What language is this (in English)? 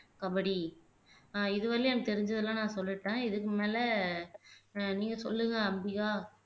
Tamil